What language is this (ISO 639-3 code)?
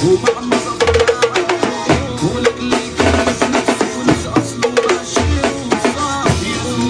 ara